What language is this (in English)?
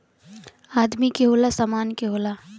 Bhojpuri